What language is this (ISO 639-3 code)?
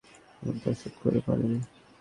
ben